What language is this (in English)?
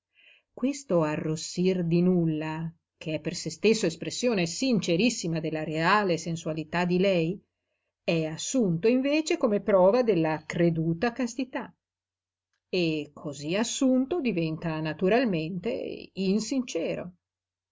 Italian